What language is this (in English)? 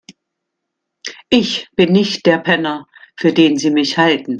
German